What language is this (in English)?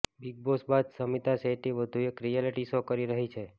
Gujarati